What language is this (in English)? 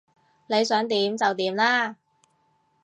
Cantonese